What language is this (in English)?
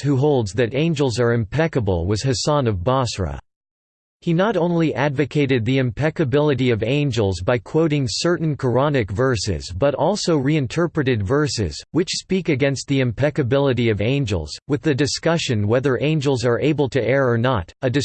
English